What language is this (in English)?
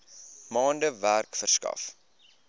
Afrikaans